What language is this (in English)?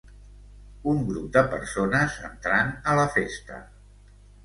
Catalan